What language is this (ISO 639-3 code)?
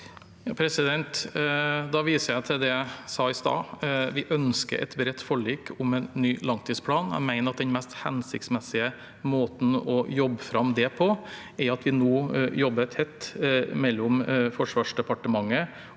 nor